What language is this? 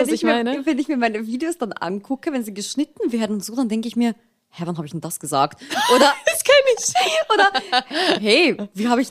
German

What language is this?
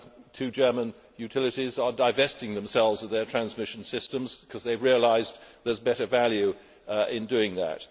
English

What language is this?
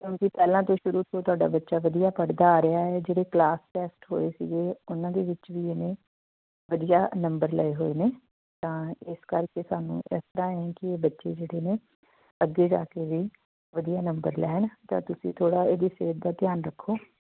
Punjabi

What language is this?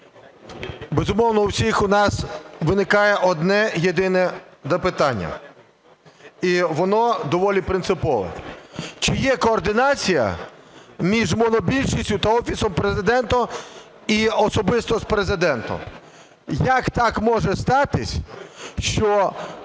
Ukrainian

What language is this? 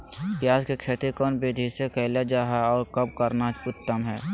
Magahi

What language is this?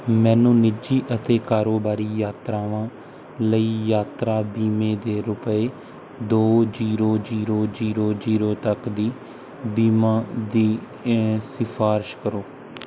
Punjabi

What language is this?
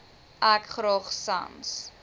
Afrikaans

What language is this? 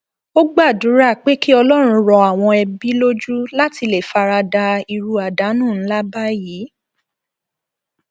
Yoruba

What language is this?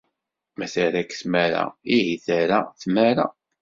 Kabyle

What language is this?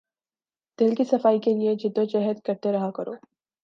Urdu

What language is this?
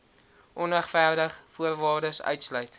Afrikaans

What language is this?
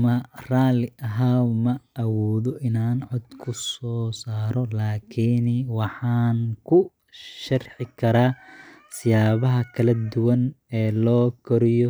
Somali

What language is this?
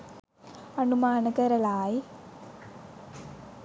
Sinhala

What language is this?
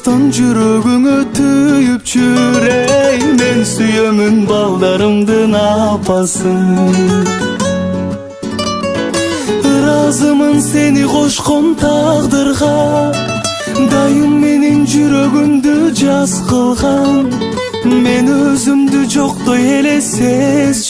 Vietnamese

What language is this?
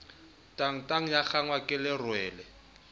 Southern Sotho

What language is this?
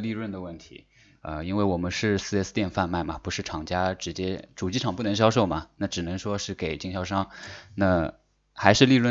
Chinese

